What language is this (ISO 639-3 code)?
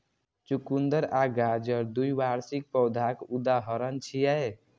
mai